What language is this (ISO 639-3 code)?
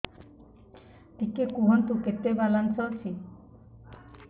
ori